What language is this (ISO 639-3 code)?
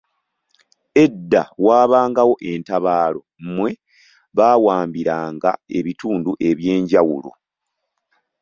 lug